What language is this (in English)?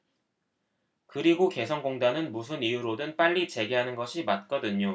Korean